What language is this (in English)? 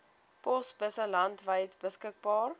Afrikaans